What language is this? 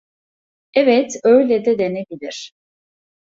Turkish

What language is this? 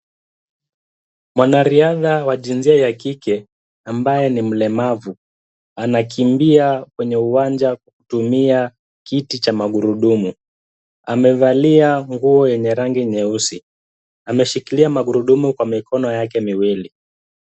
Swahili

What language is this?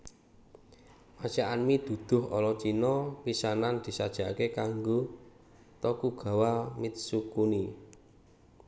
Javanese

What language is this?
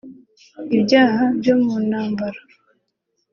Kinyarwanda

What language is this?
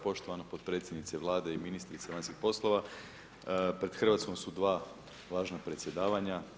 Croatian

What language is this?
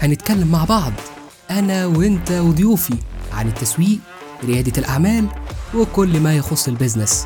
Arabic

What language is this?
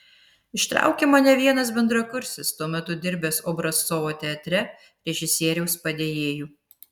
Lithuanian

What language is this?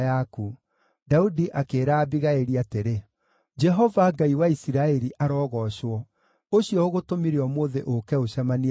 Kikuyu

